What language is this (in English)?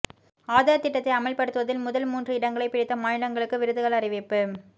Tamil